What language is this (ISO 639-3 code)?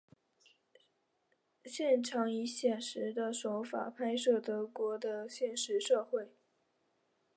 zho